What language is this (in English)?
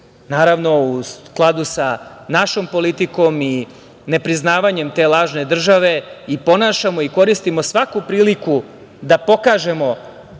Serbian